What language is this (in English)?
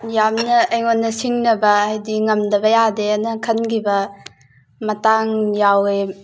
Manipuri